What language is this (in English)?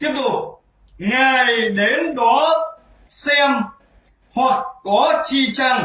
Vietnamese